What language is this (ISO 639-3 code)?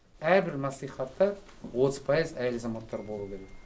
kaz